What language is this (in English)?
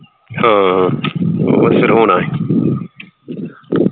Punjabi